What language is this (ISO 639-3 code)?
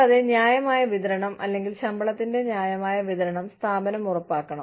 mal